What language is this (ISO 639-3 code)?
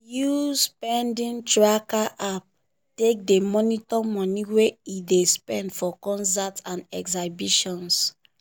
pcm